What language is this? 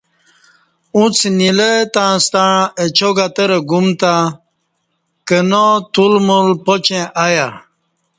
Kati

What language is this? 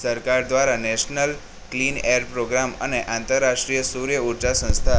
Gujarati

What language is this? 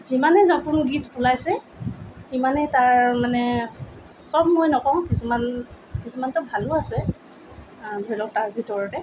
Assamese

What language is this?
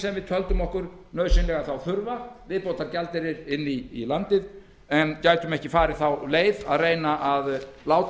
Icelandic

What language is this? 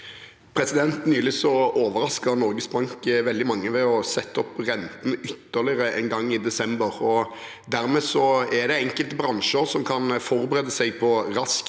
Norwegian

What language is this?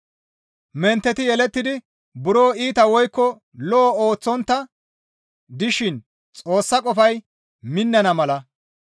Gamo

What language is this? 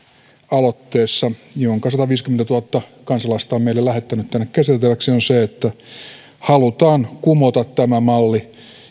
Finnish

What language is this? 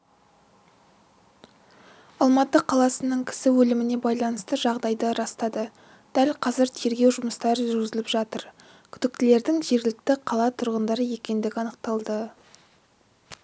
Kazakh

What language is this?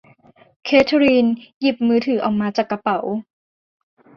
Thai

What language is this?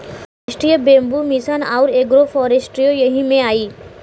Bhojpuri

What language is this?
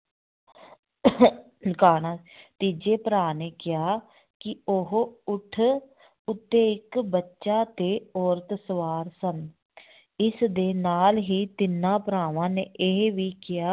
Punjabi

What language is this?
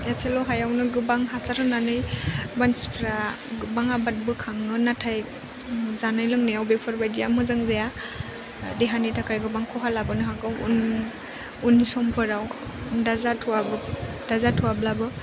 Bodo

